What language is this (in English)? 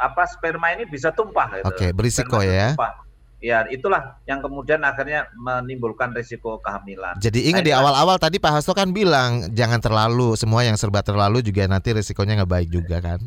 Indonesian